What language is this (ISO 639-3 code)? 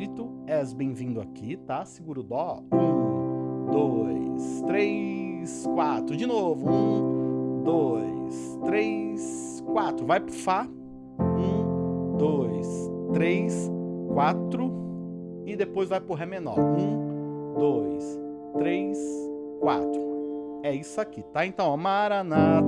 por